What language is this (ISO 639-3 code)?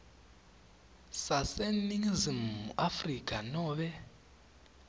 ssw